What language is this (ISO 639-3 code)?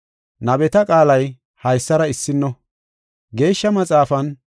gof